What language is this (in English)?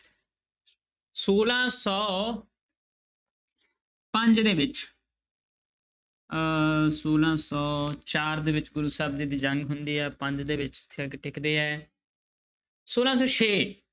Punjabi